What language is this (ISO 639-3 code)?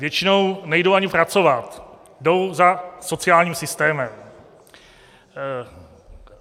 ces